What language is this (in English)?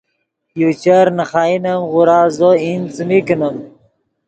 Yidgha